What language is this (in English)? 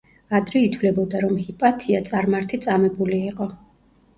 Georgian